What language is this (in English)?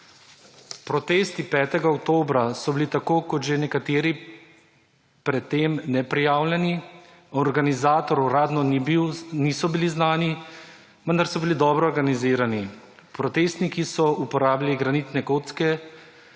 Slovenian